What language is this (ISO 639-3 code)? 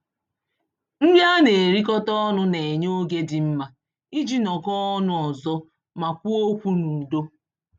ibo